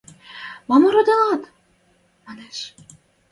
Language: Western Mari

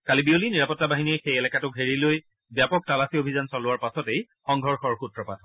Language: Assamese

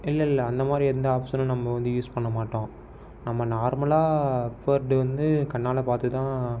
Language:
Tamil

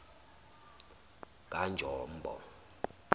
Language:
Zulu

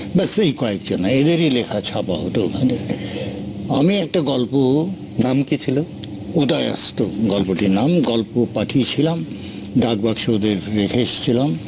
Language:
Bangla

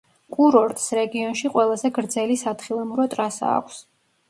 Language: Georgian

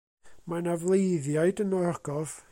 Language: Welsh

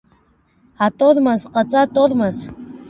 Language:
Abkhazian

